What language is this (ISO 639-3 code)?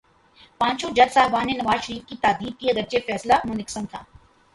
urd